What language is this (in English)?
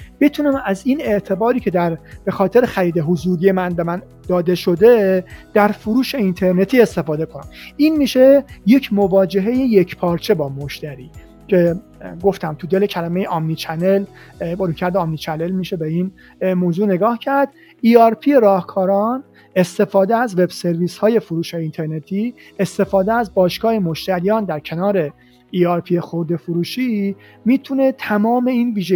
Persian